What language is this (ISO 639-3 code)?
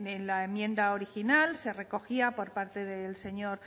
spa